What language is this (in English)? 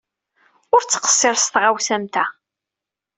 Kabyle